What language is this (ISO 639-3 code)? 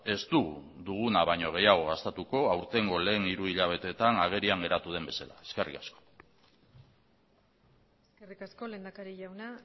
eus